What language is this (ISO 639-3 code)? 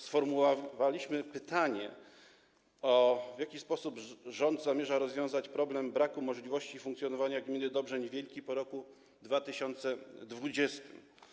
pol